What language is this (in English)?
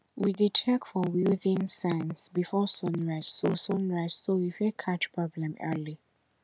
Nigerian Pidgin